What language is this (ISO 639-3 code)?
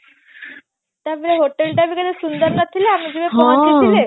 ori